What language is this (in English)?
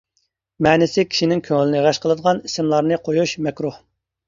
Uyghur